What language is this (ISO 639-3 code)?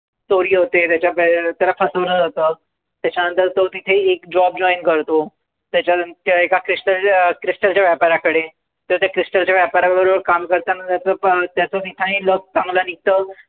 mar